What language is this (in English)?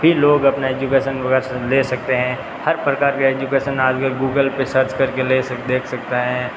Hindi